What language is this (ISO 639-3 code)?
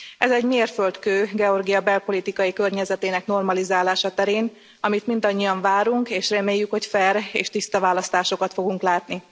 hun